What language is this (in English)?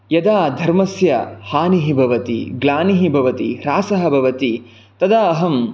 Sanskrit